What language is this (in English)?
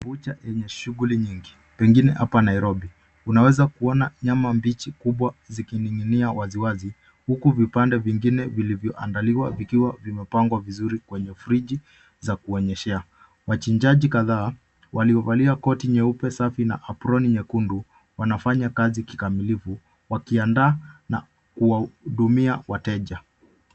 Swahili